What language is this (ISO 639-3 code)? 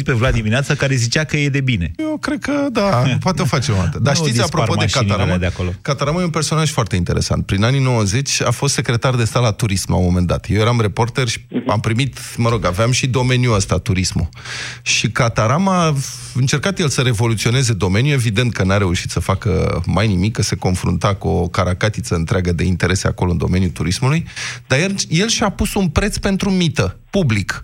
ron